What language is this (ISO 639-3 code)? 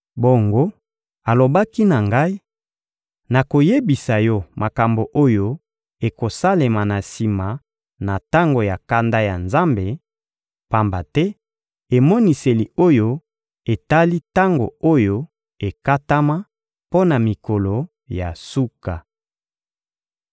lin